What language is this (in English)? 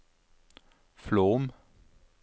Norwegian